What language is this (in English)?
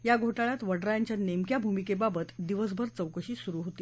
Marathi